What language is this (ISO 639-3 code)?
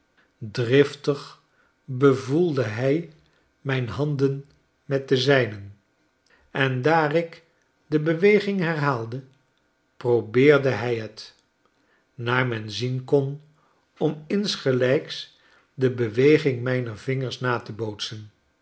nld